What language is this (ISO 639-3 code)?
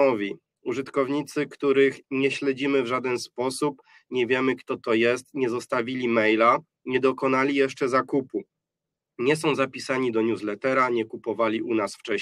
pol